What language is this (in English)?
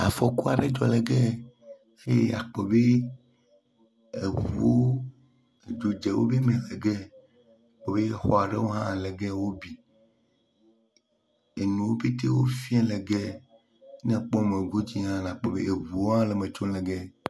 Ewe